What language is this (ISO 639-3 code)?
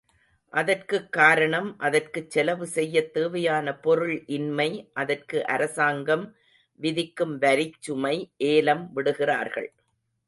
tam